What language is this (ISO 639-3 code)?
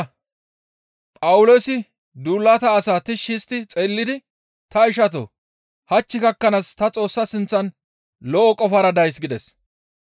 gmv